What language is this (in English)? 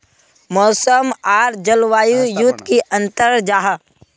Magahi